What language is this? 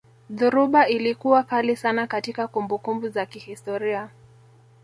Swahili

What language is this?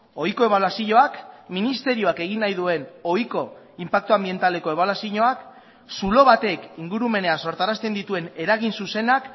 Basque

